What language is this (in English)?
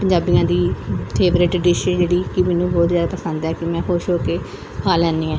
Punjabi